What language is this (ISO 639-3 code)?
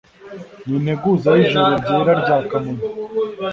kin